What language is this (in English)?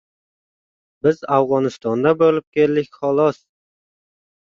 Uzbek